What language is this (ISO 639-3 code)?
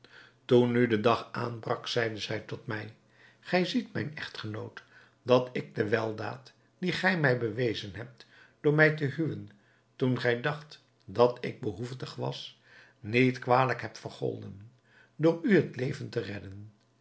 nld